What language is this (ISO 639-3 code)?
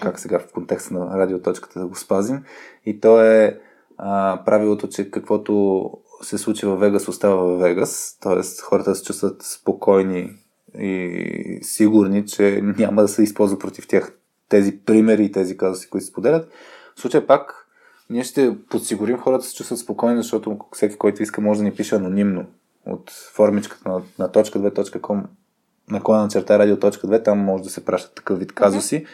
bul